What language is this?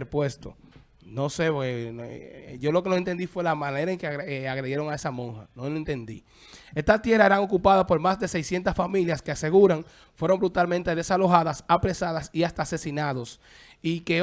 Spanish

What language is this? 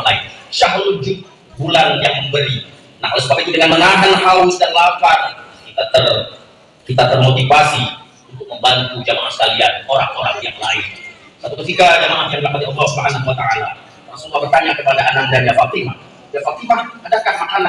Indonesian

